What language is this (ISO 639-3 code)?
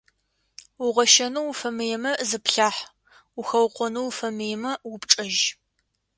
ady